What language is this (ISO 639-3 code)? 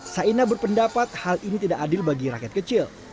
ind